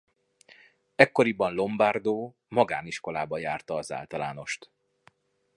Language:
Hungarian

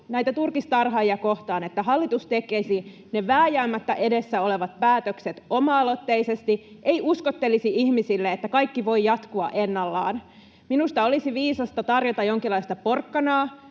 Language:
Finnish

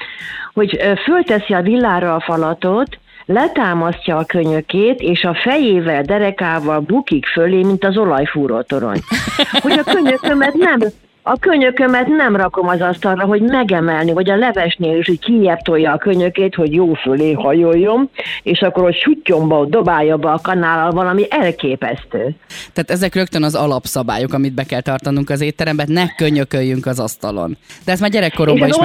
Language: Hungarian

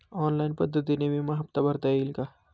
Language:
Marathi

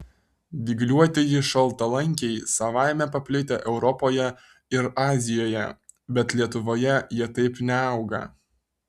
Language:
Lithuanian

